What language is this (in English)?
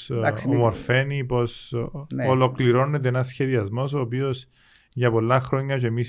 Greek